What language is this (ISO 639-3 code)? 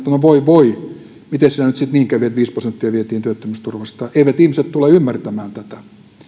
fin